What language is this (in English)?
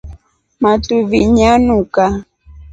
Rombo